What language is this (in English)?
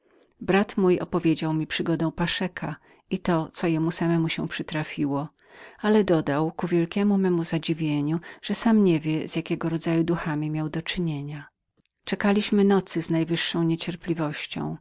Polish